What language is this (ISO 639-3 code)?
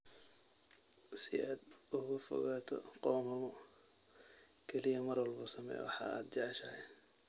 som